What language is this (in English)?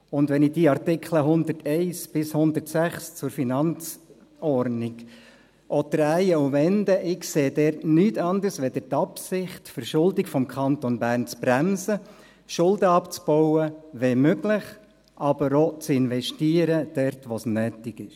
Swiss German